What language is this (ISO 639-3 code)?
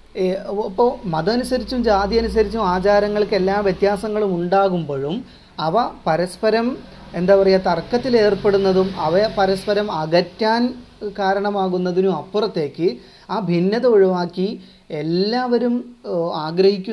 mal